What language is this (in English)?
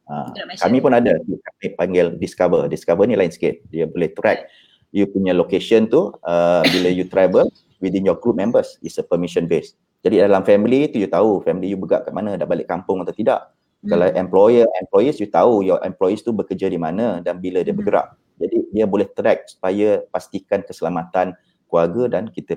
Malay